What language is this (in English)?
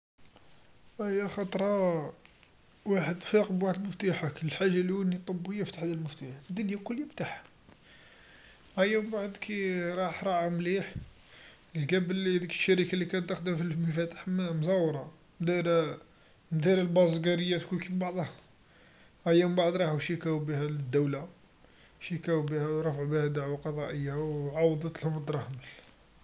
Algerian Arabic